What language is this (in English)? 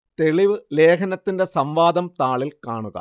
Malayalam